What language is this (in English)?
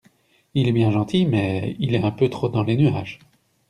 French